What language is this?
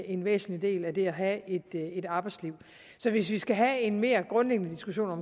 Danish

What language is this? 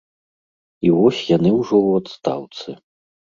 Belarusian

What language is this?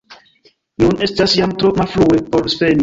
Esperanto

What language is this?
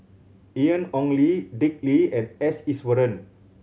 English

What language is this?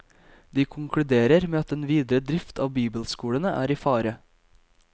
Norwegian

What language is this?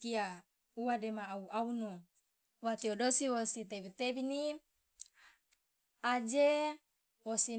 Loloda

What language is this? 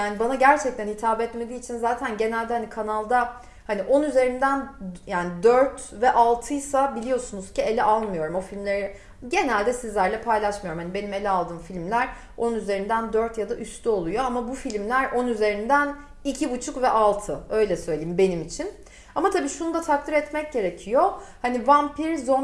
Turkish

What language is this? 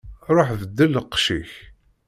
Kabyle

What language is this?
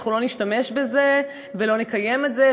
Hebrew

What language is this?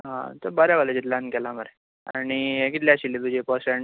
Konkani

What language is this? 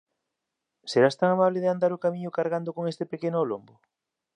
Galician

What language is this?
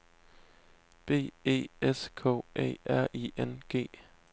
Danish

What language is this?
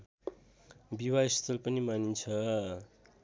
Nepali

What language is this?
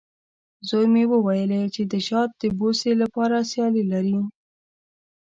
Pashto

